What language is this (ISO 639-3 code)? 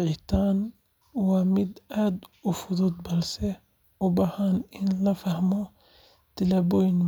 som